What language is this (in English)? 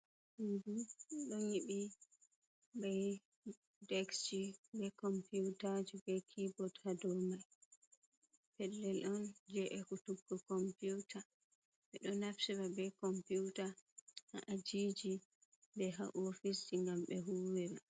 Fula